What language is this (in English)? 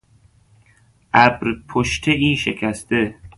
Persian